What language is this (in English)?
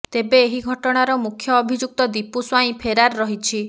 Odia